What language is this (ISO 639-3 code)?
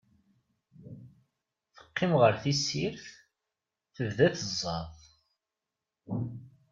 kab